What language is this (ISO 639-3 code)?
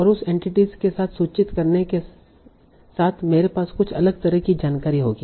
hin